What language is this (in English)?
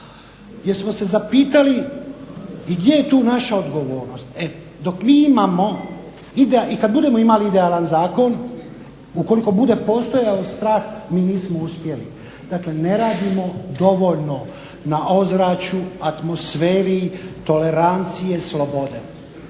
Croatian